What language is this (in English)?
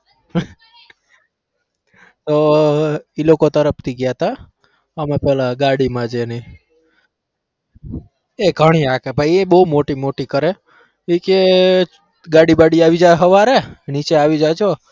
Gujarati